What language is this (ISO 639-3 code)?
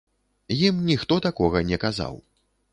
bel